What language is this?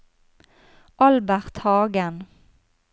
Norwegian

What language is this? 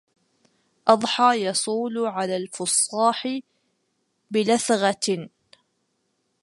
Arabic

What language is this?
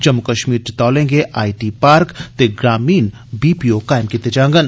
Dogri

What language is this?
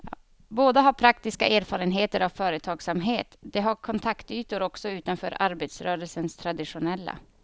Swedish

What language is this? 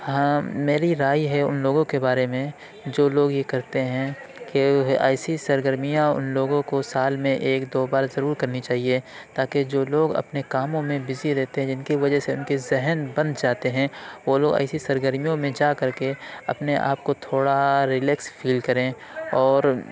Urdu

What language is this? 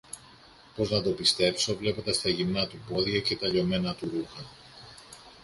Greek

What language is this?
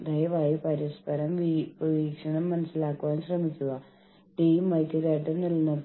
Malayalam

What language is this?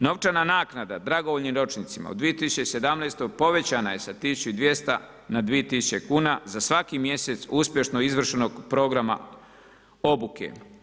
Croatian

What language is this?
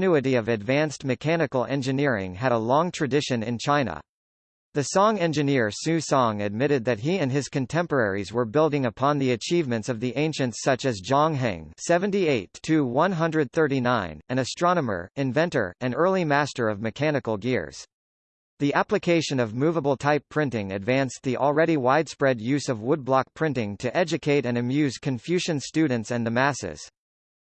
English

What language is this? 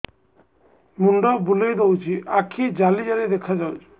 Odia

